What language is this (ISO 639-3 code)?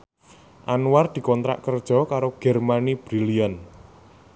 jav